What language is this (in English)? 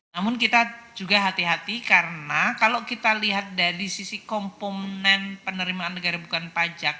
Indonesian